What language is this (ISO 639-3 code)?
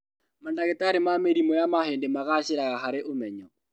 kik